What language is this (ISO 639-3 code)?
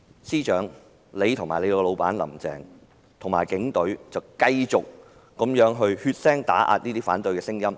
yue